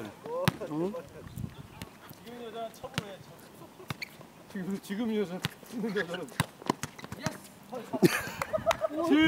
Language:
Korean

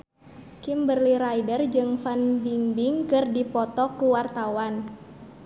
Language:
Sundanese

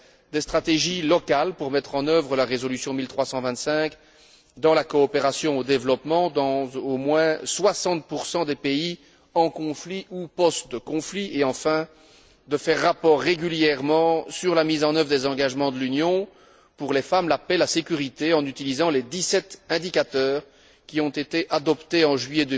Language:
French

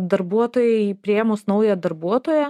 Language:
Lithuanian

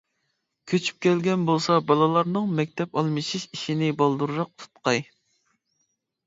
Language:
Uyghur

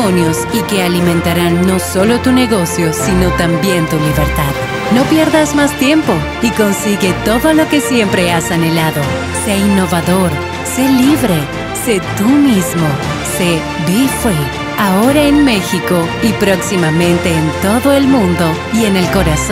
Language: Spanish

